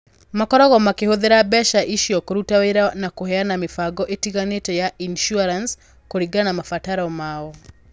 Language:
Kikuyu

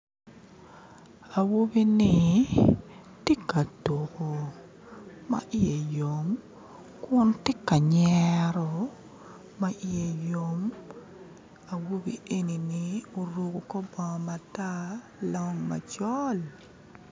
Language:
Acoli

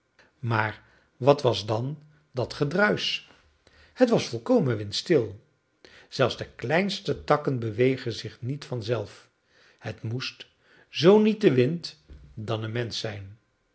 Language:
Dutch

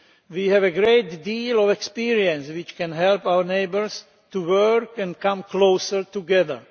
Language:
English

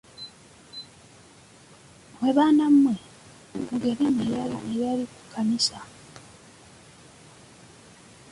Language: Ganda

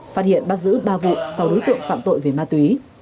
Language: Vietnamese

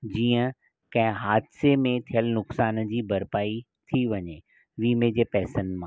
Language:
Sindhi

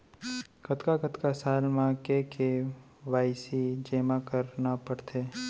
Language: Chhattisgarhi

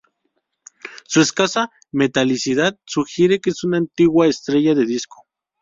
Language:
Spanish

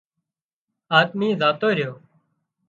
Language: Wadiyara Koli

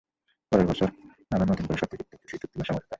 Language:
Bangla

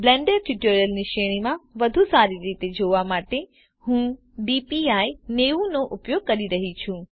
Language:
Gujarati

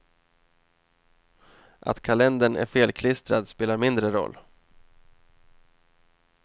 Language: Swedish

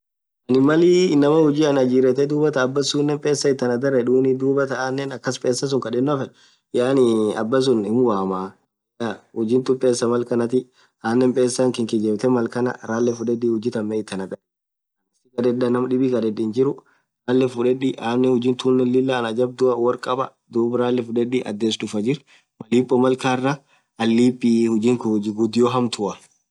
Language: Orma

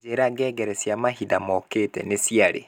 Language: Kikuyu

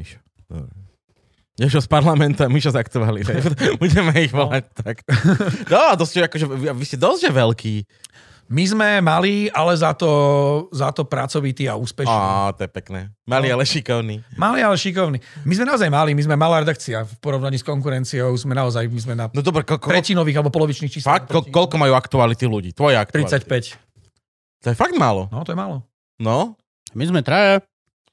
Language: Slovak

